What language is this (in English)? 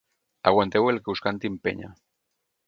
Catalan